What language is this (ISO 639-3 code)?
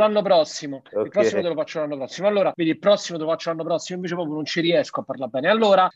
ita